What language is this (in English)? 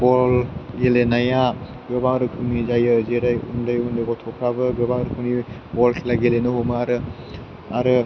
Bodo